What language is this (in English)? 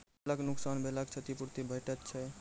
Maithili